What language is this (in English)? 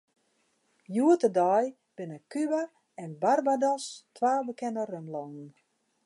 Western Frisian